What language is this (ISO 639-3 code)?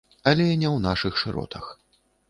bel